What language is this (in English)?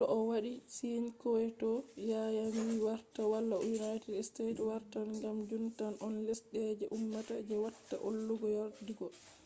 Fula